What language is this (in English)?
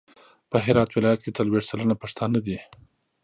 Pashto